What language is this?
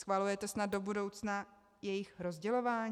Czech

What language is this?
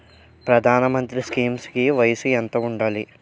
Telugu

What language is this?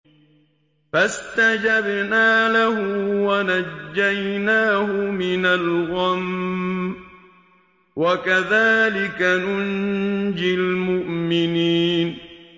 Arabic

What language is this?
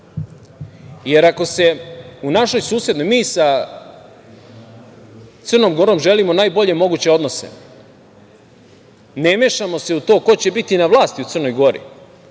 Serbian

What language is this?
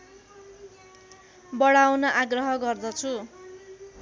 Nepali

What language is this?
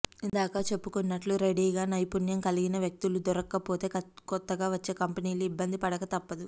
Telugu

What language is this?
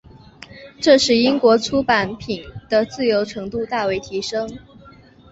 Chinese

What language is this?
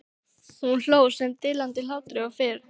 Icelandic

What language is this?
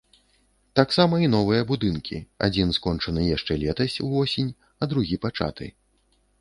Belarusian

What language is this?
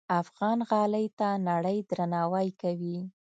Pashto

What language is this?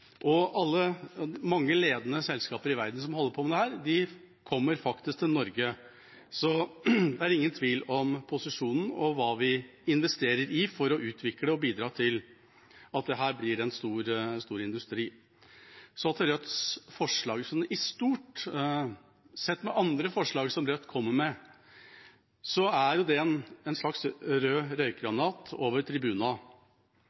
Norwegian Bokmål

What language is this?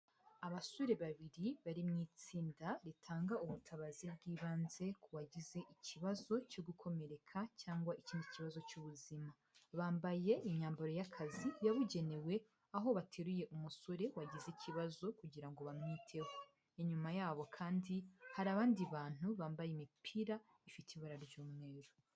Kinyarwanda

